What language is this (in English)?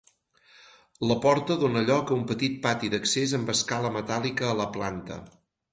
Catalan